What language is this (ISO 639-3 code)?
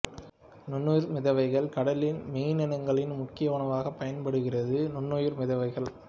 tam